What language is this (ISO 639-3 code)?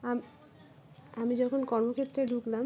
ben